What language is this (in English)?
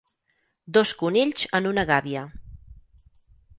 Catalan